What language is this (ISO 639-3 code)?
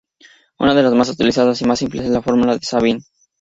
spa